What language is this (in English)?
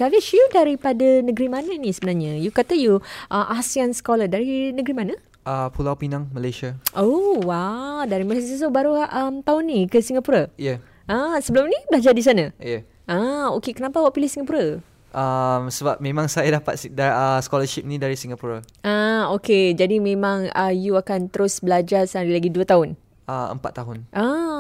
Malay